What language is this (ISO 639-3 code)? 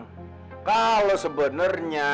ind